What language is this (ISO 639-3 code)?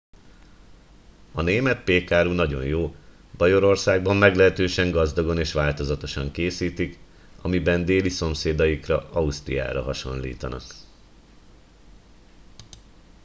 hun